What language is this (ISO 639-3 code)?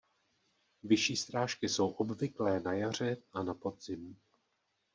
ces